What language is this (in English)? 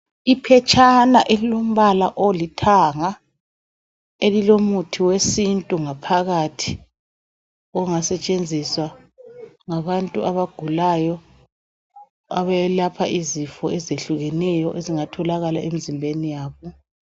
North Ndebele